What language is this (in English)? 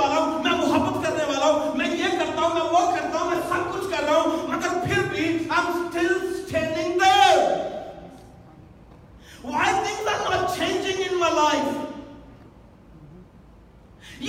Urdu